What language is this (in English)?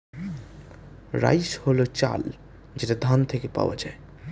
Bangla